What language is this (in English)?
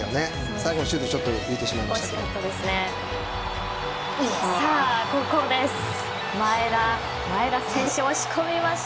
Japanese